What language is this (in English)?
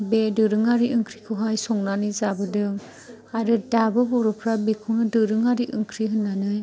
Bodo